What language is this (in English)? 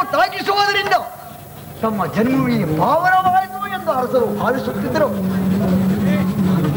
Arabic